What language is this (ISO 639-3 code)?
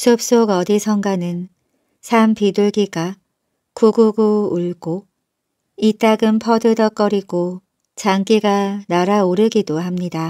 kor